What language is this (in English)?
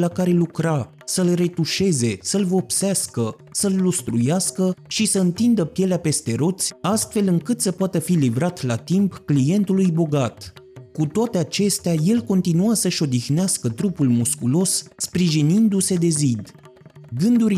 Romanian